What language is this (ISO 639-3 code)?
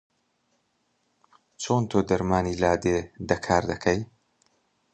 ckb